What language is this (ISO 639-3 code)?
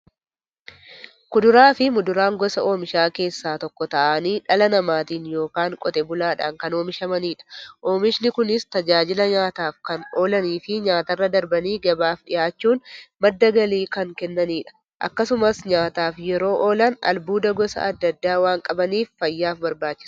orm